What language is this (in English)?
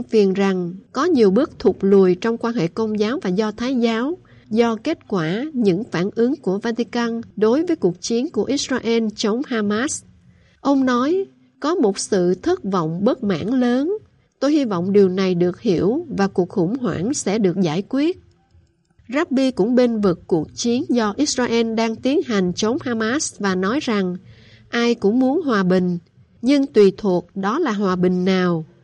Vietnamese